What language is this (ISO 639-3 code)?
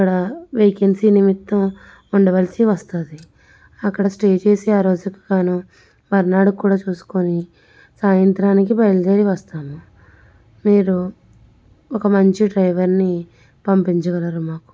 tel